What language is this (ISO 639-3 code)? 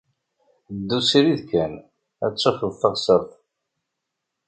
kab